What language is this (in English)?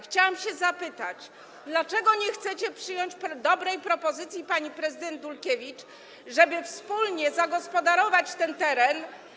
Polish